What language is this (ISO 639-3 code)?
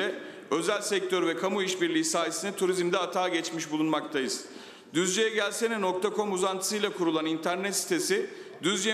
tur